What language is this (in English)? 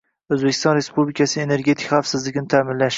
Uzbek